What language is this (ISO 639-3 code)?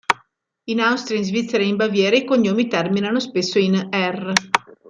ita